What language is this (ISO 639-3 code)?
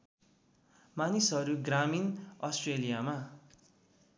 nep